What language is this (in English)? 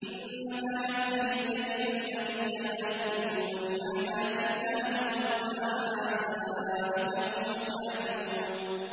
Arabic